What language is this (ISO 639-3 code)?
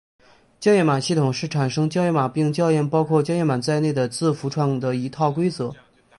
zho